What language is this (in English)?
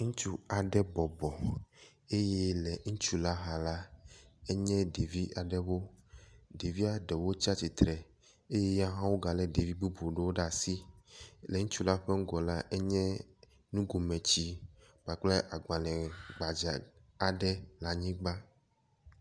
Ewe